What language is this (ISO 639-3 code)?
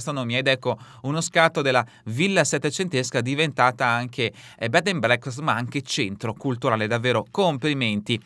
ita